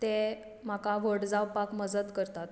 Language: Konkani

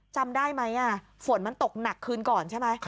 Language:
Thai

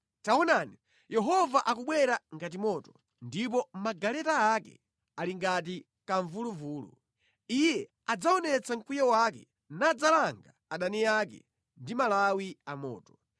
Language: Nyanja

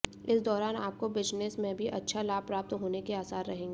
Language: Hindi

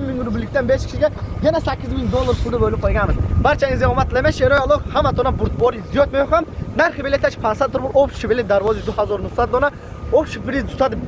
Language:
Turkish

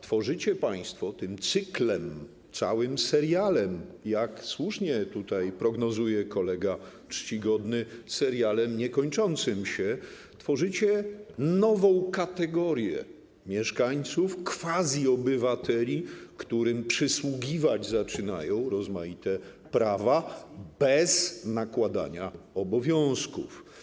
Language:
Polish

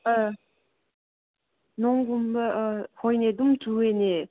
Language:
Manipuri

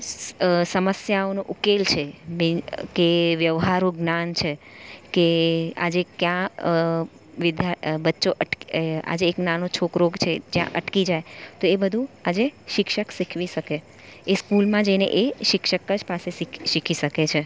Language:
Gujarati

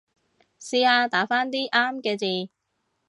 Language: Cantonese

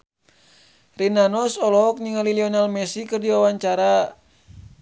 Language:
Sundanese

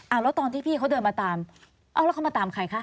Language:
Thai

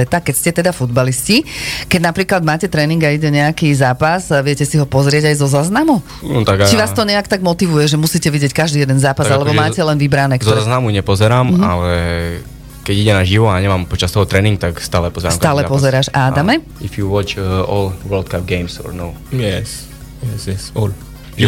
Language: Slovak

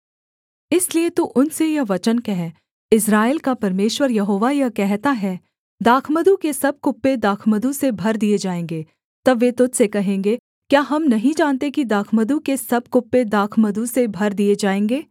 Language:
Hindi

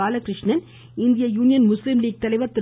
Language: Tamil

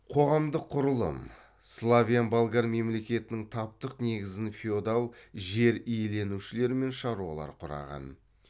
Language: Kazakh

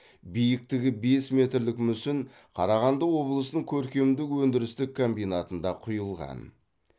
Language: Kazakh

